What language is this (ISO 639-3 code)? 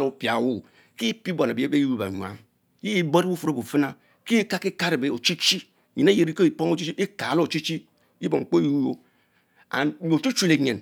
mfo